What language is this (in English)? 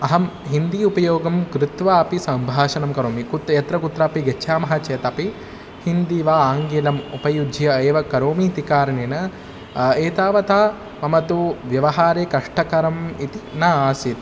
Sanskrit